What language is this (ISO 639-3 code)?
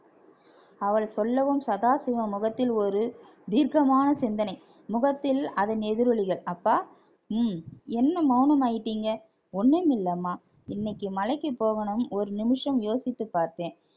tam